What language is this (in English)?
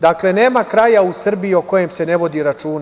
Serbian